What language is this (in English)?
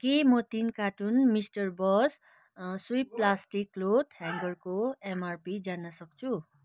Nepali